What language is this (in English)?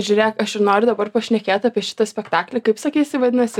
Lithuanian